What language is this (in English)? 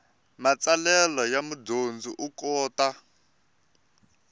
Tsonga